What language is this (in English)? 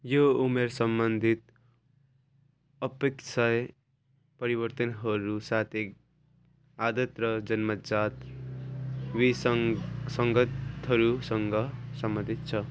Nepali